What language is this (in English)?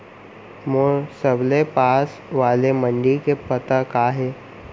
Chhattisgarhi